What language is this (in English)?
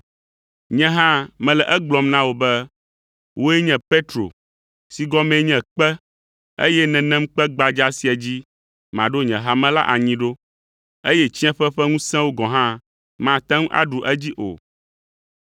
Ewe